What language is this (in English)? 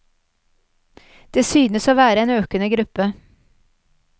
Norwegian